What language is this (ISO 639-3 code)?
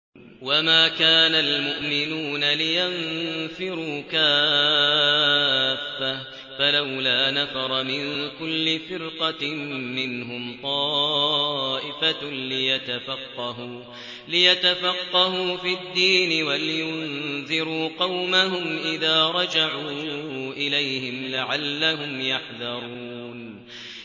ara